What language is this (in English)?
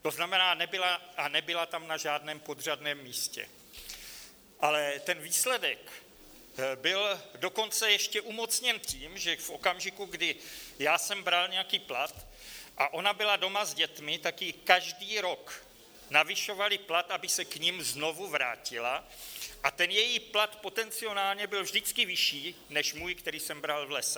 Czech